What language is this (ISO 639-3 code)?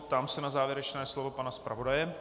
ces